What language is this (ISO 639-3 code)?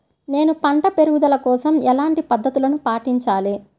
tel